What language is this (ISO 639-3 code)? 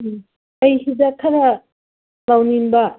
mni